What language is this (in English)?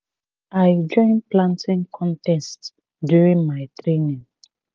Nigerian Pidgin